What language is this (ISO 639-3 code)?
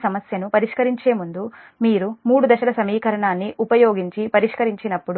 tel